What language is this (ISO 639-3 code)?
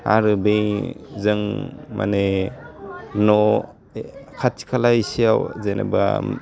brx